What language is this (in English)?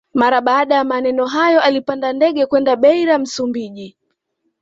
Swahili